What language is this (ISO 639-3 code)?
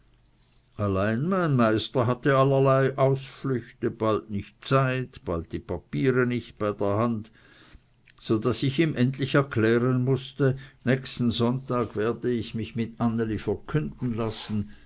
deu